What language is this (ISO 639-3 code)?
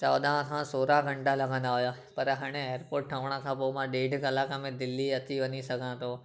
snd